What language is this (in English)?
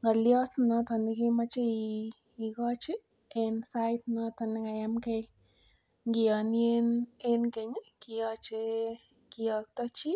Kalenjin